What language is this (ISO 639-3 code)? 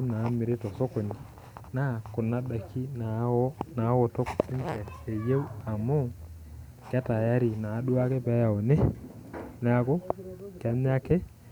mas